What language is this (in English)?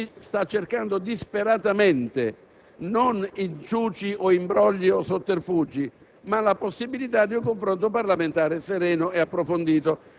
Italian